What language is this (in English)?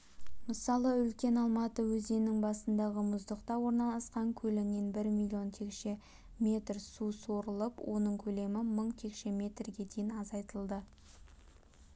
Kazakh